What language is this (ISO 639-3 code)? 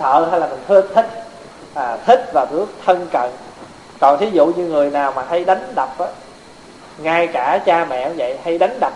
vie